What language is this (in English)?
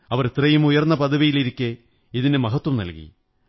Malayalam